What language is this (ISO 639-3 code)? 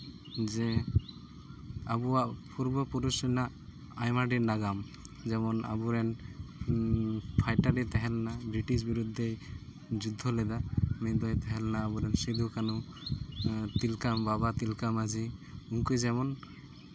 sat